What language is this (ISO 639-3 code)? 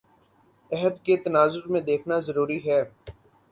urd